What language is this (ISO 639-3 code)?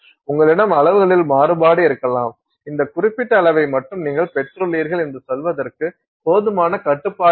tam